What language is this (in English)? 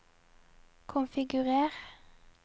Norwegian